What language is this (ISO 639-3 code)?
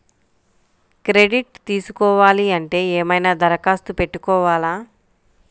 tel